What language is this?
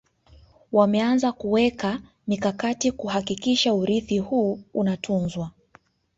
Swahili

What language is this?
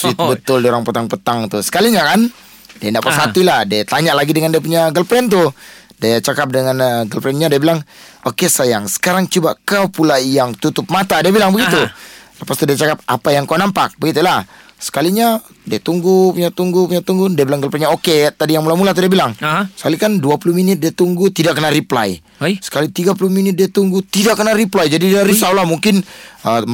Malay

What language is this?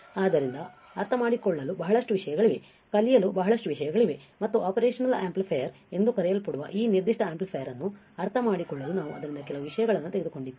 Kannada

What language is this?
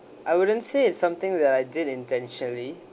English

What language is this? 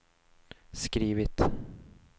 Swedish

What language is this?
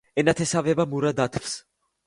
Georgian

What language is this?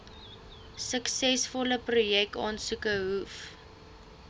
Afrikaans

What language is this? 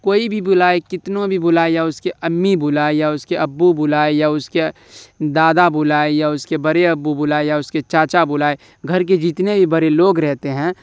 Urdu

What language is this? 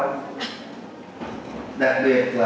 Vietnamese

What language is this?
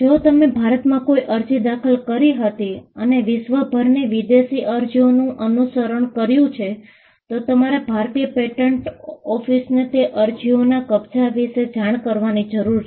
Gujarati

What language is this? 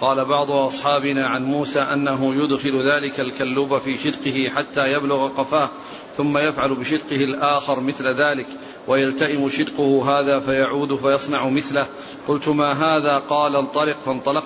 Arabic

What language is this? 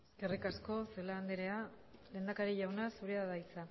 Basque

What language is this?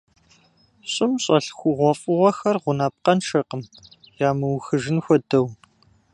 Kabardian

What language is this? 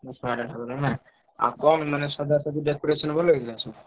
Odia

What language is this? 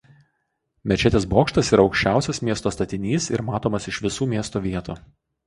Lithuanian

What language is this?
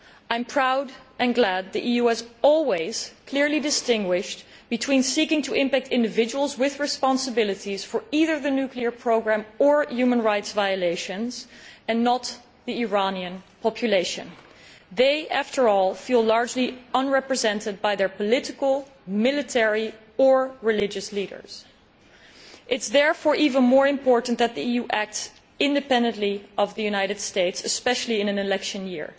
English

